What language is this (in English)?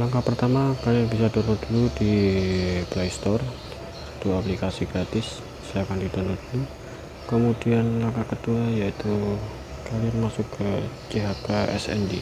Indonesian